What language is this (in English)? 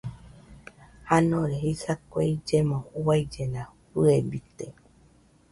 Nüpode Huitoto